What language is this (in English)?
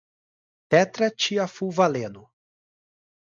Portuguese